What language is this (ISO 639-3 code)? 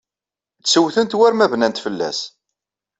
kab